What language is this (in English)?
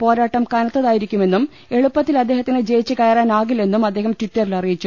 Malayalam